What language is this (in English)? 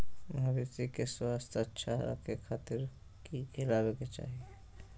Magahi